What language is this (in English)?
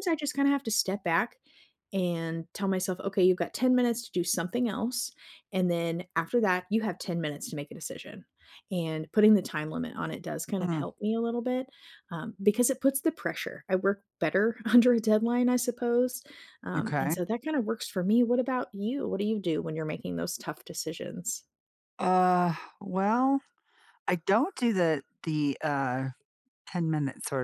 English